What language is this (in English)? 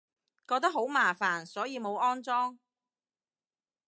Cantonese